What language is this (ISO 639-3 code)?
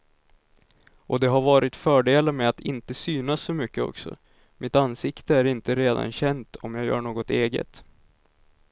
swe